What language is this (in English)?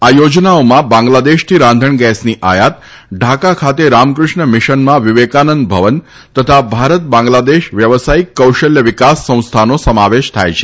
Gujarati